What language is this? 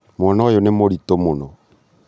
Kikuyu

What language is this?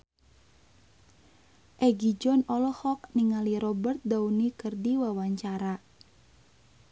Sundanese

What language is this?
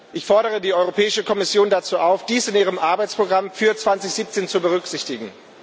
German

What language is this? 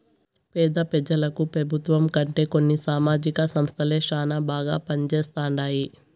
Telugu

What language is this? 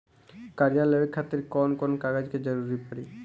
Bhojpuri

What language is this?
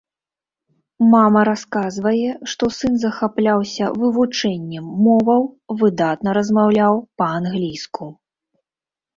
Belarusian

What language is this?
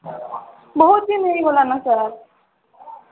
Odia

